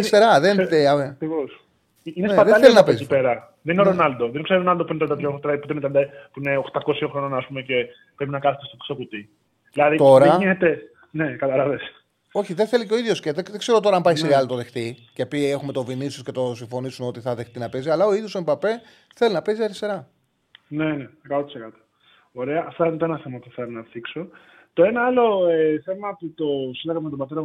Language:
Greek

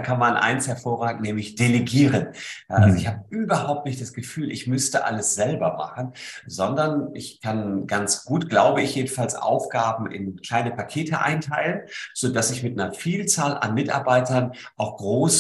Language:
German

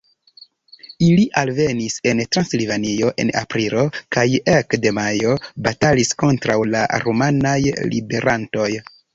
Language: Esperanto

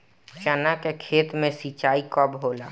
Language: Bhojpuri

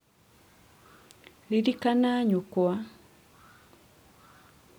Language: Kikuyu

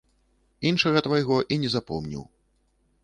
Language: Belarusian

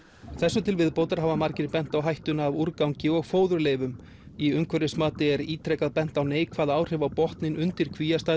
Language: Icelandic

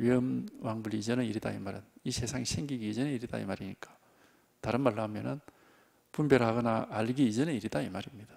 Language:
Korean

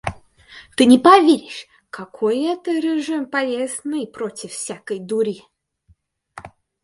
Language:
Russian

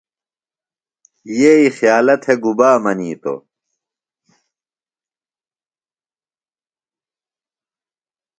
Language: Phalura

